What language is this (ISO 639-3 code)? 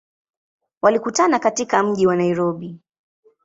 swa